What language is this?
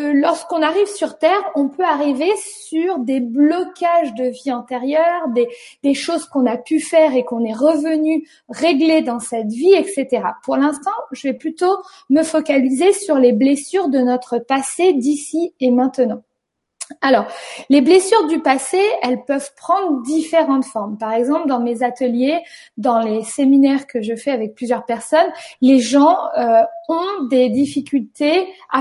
French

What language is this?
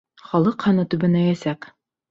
Bashkir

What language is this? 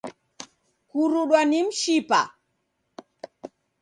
Taita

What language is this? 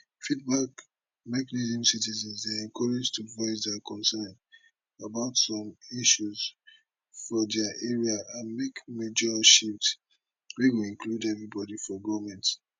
Nigerian Pidgin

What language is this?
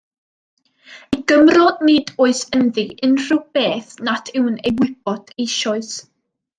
Welsh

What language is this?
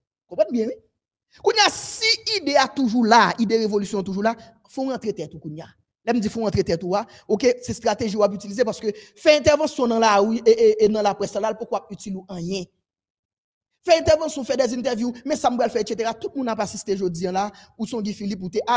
French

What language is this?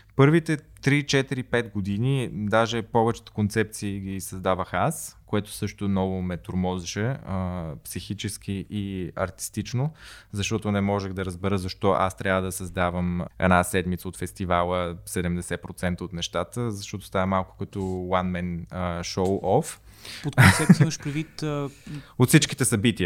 Bulgarian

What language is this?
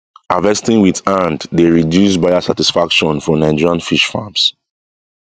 Nigerian Pidgin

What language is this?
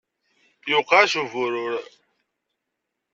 Kabyle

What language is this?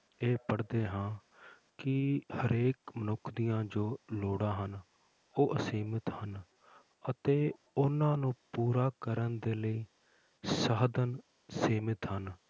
Punjabi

